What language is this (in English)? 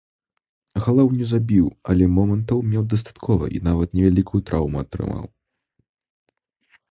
Belarusian